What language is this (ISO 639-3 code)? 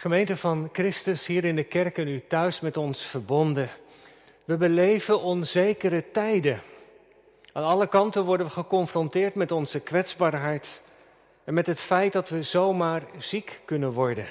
nld